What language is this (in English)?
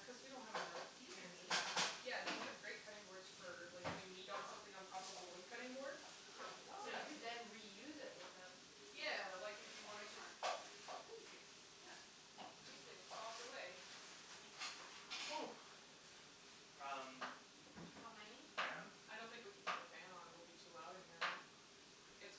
English